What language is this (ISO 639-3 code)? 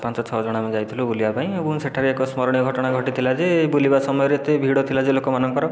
ori